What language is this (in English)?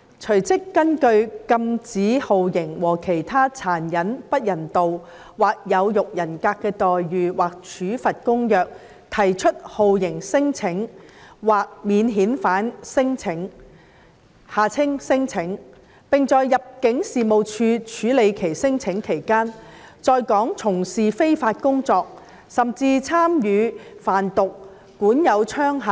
Cantonese